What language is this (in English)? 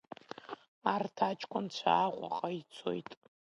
Abkhazian